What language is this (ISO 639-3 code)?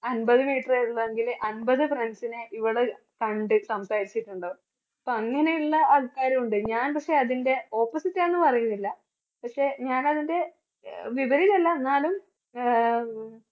mal